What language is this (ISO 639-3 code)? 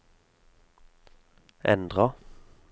nor